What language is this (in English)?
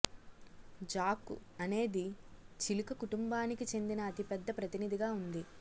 Telugu